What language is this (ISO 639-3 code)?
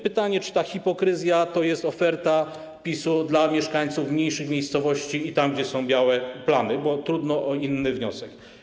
pol